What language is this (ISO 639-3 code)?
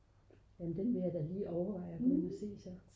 dan